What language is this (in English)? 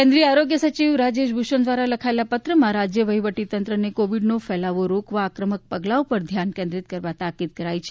Gujarati